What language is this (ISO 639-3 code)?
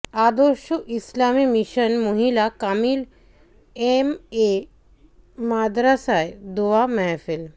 ben